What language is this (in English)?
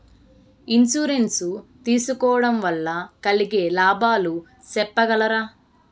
Telugu